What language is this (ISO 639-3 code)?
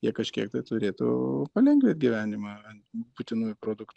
lit